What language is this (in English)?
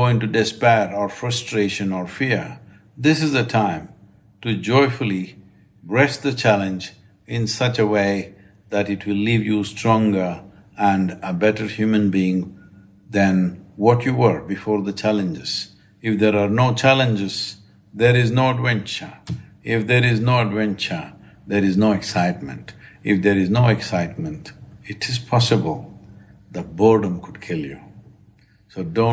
English